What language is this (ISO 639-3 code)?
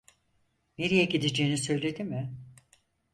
tur